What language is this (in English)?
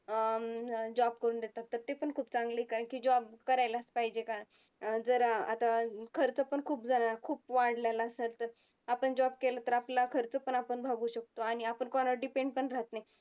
Marathi